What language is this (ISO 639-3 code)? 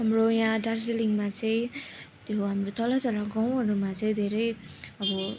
nep